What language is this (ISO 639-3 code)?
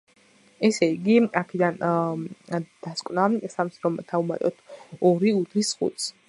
kat